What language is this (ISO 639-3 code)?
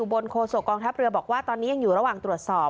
tha